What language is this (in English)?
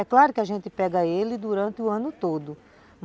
Portuguese